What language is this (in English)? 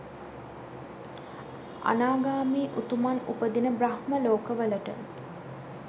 Sinhala